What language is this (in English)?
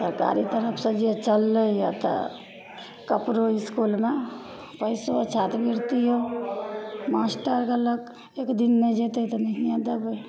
Maithili